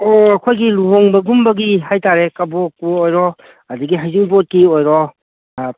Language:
Manipuri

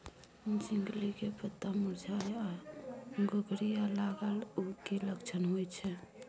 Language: Maithili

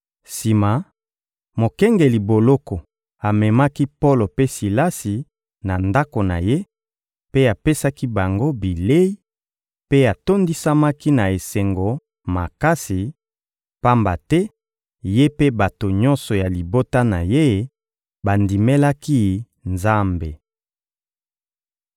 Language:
Lingala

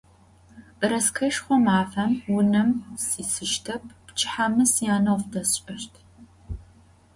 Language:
Adyghe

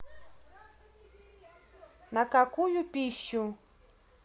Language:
Russian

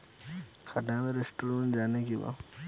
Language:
Bhojpuri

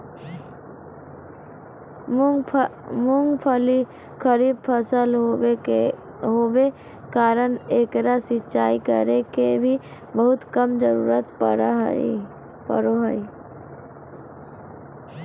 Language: Magahi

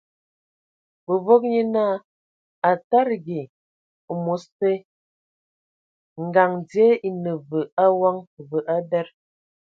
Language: Ewondo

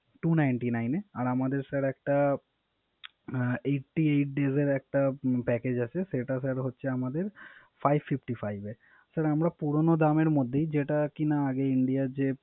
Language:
Bangla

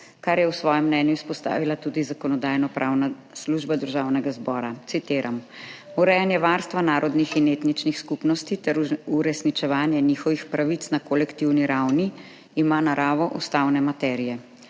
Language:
Slovenian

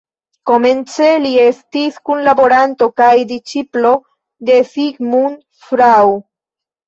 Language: Esperanto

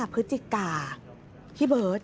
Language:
Thai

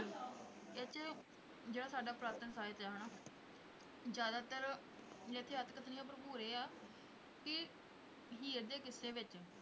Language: Punjabi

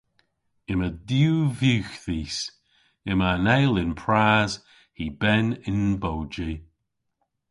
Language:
Cornish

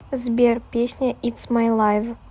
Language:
Russian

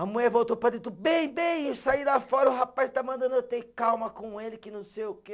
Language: Portuguese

